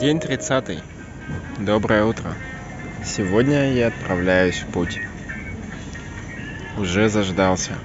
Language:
Russian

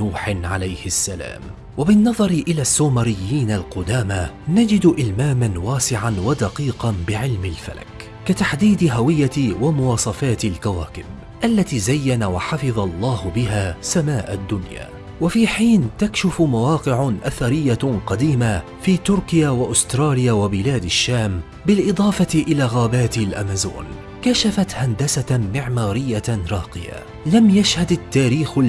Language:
Arabic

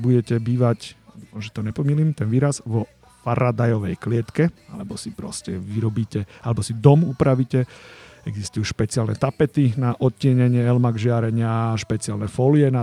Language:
Slovak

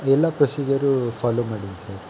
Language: Kannada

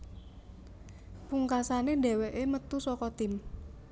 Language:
Javanese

